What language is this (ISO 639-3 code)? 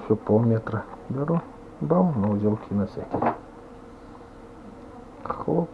rus